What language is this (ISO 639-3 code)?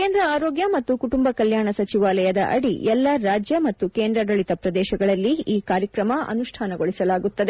kan